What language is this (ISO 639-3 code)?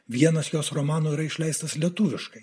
lit